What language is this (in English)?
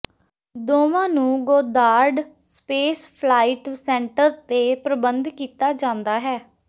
Punjabi